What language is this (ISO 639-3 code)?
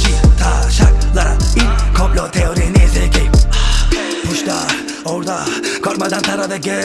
tur